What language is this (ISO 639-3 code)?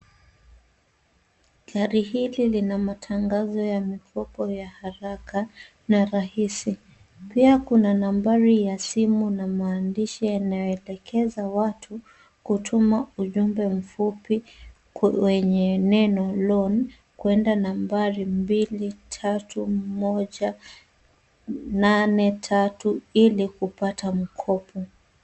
swa